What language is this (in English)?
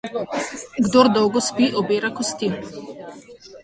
Slovenian